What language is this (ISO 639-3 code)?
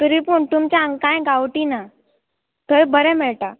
kok